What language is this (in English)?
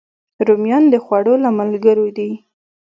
Pashto